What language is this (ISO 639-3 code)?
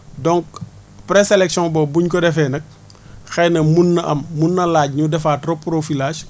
wol